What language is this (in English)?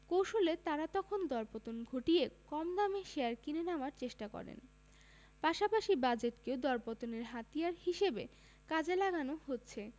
Bangla